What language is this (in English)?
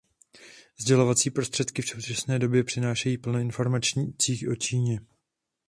Czech